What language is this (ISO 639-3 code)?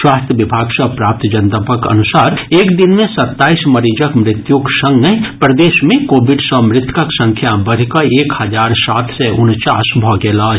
mai